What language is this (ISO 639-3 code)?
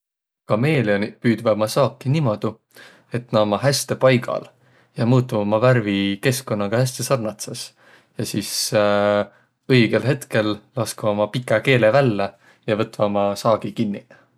vro